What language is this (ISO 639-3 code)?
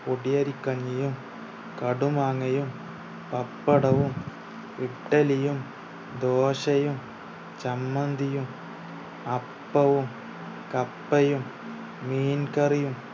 mal